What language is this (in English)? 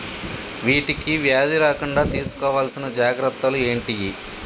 Telugu